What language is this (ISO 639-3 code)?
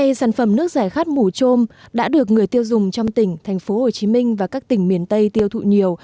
vie